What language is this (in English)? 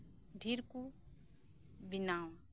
Santali